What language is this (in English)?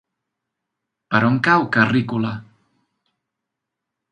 Catalan